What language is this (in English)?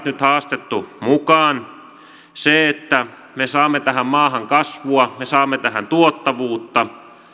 Finnish